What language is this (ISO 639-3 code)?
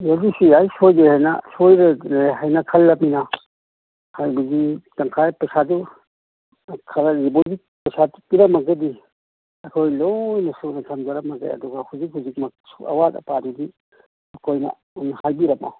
mni